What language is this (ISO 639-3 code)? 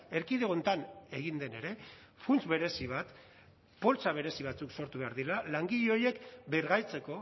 eus